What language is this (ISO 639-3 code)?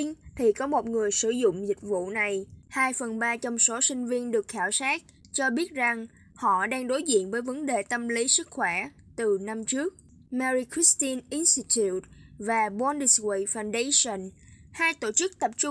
vie